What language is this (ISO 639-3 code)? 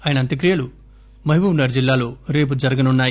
tel